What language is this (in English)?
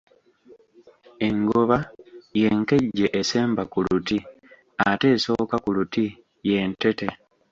Ganda